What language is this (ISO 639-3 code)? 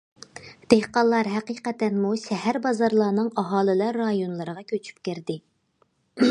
uig